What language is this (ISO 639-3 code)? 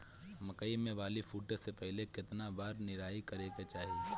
bho